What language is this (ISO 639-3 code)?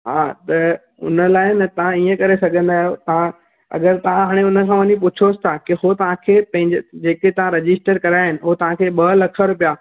snd